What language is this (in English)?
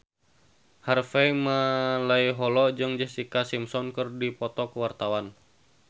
Sundanese